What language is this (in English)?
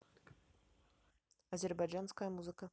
Russian